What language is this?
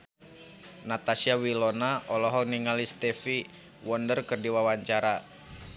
Sundanese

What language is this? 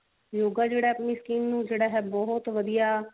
Punjabi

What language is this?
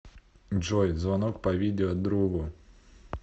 Russian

